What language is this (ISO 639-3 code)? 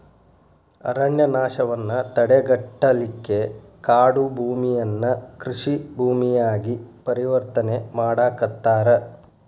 kan